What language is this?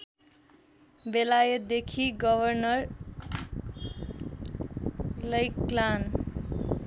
Nepali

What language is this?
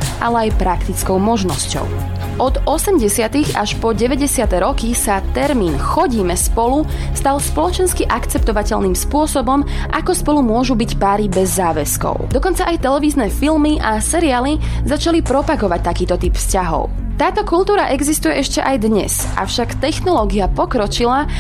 Slovak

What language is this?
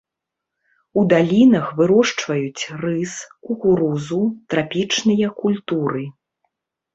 Belarusian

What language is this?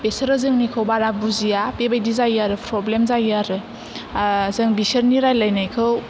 Bodo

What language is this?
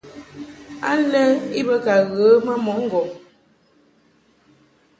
Mungaka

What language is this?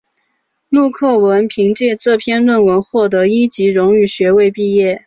Chinese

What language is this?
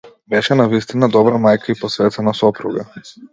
Macedonian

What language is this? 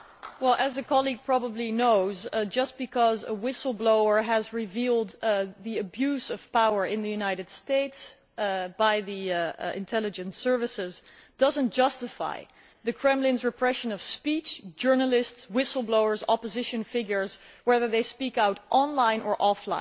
English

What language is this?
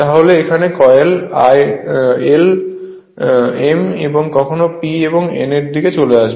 Bangla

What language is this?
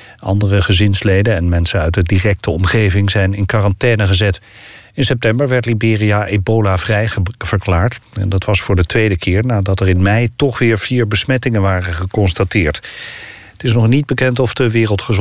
Dutch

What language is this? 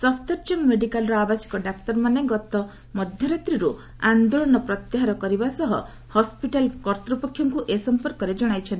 Odia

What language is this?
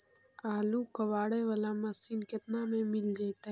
Magahi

